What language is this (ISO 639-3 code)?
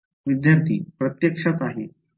mar